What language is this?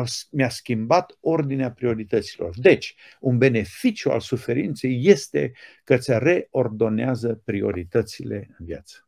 Romanian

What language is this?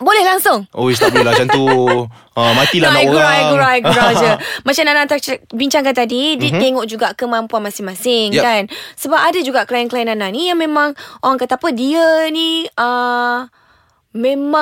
Malay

